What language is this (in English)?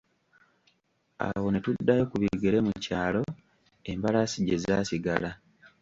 Ganda